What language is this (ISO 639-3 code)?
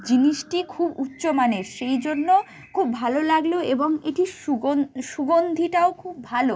ben